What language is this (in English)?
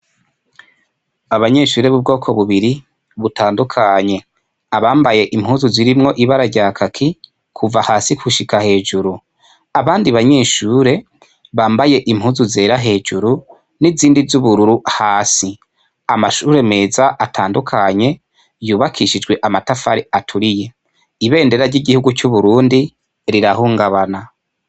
Rundi